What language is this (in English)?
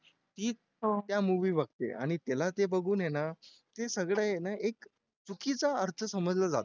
Marathi